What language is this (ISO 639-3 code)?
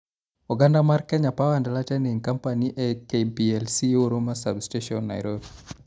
luo